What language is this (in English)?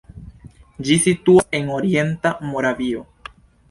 Esperanto